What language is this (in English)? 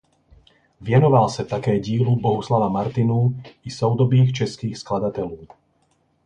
Czech